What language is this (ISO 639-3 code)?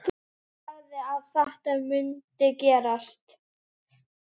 isl